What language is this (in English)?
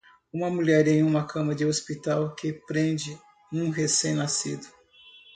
Portuguese